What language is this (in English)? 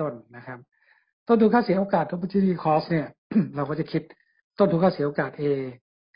Thai